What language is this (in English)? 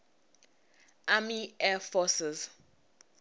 Tsonga